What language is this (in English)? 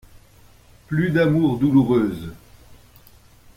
French